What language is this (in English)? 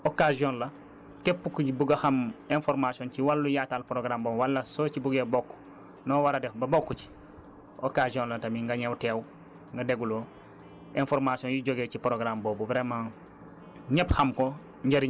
Wolof